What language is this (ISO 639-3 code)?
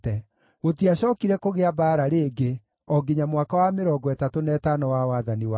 kik